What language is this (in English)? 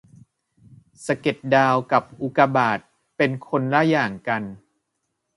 Thai